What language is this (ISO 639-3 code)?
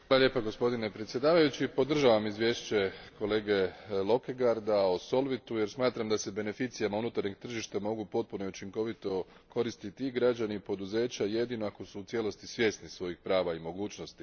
hrv